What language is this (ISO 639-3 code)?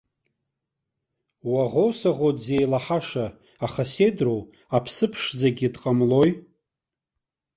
abk